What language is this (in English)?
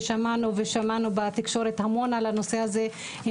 Hebrew